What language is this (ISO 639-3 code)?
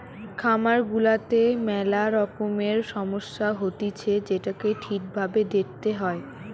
ben